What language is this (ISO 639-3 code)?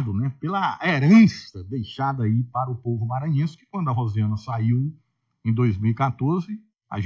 por